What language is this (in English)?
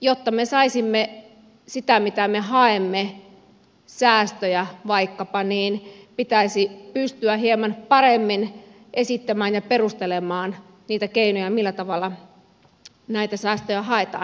Finnish